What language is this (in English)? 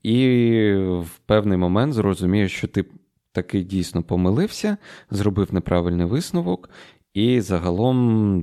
Ukrainian